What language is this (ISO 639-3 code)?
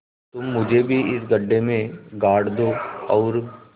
hin